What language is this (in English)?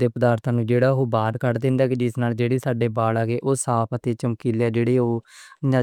Western Panjabi